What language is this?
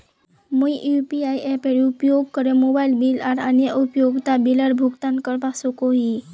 Magahi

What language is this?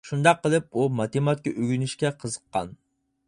Uyghur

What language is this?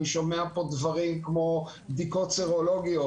Hebrew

